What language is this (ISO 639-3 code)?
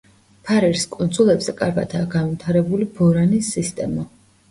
kat